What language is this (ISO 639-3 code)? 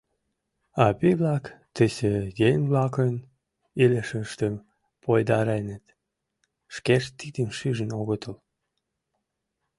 chm